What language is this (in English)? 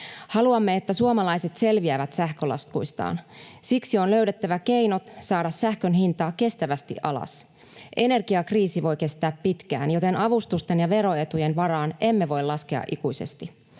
Finnish